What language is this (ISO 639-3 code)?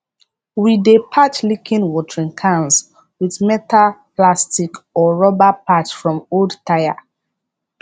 pcm